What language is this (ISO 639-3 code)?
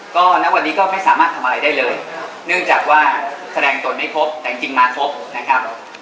tha